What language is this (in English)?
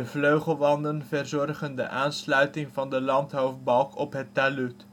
Dutch